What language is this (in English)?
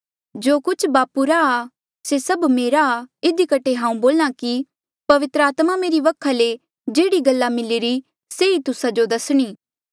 Mandeali